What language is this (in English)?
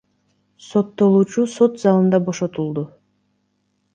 Kyrgyz